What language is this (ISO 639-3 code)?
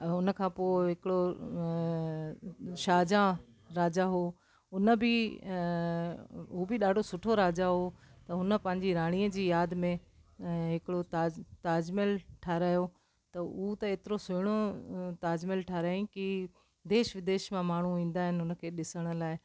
snd